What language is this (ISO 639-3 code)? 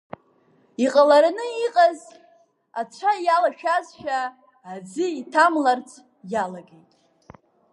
abk